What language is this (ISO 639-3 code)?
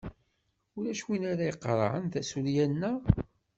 kab